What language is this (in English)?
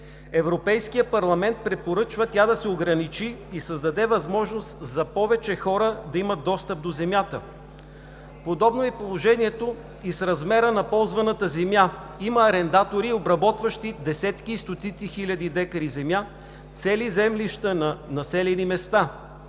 Bulgarian